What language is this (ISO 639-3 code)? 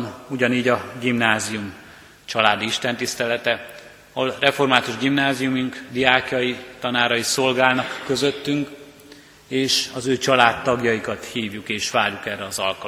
hun